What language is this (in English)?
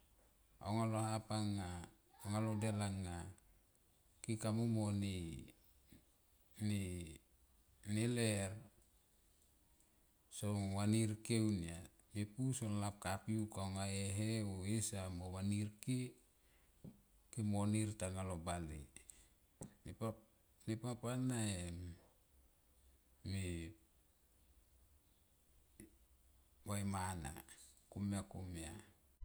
Tomoip